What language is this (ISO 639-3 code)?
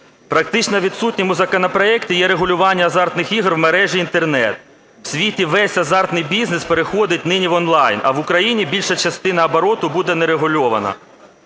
ukr